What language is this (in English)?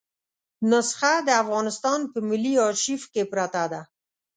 Pashto